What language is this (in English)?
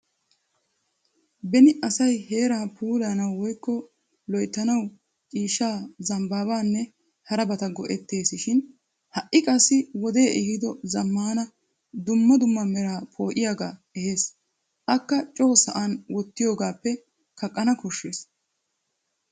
Wolaytta